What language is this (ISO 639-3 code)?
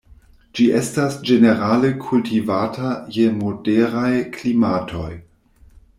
epo